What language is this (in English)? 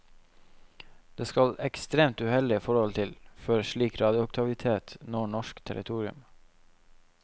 Norwegian